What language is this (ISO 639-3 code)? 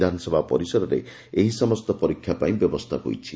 ori